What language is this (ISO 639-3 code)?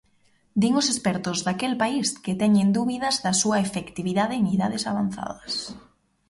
glg